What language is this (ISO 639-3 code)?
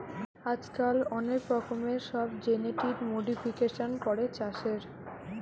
ben